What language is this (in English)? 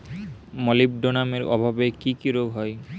Bangla